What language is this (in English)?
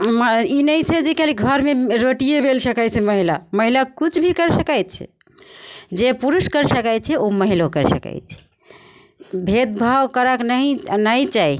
Maithili